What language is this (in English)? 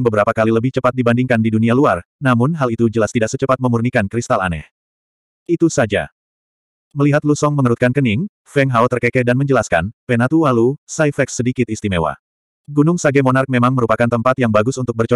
Indonesian